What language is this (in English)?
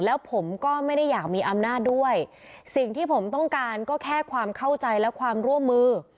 Thai